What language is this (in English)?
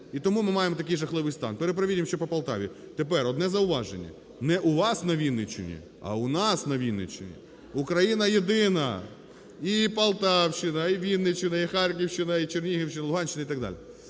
Ukrainian